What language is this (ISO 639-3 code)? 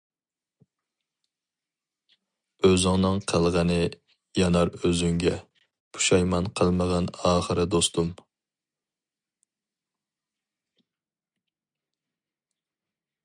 uig